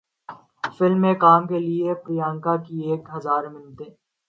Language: Urdu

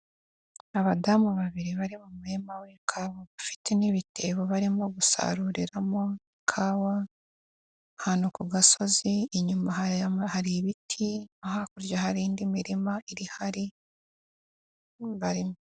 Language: Kinyarwanda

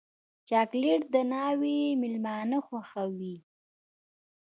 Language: Pashto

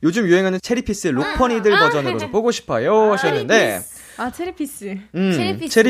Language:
Korean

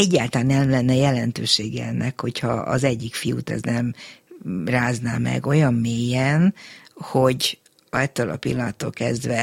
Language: Hungarian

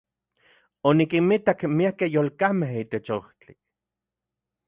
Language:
Central Puebla Nahuatl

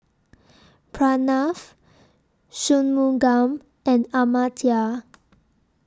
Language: English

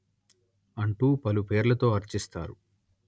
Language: Telugu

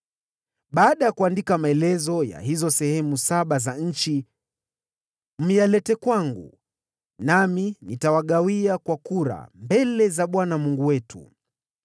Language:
Swahili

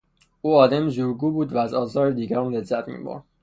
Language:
Persian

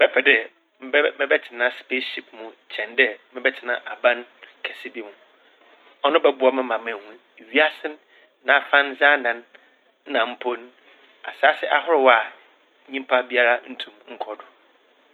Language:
Akan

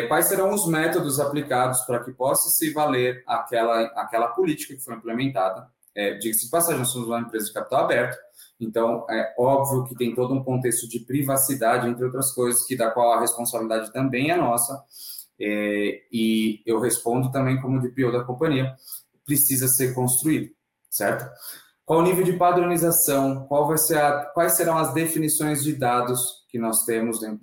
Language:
Portuguese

